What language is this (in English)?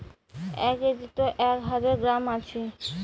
Bangla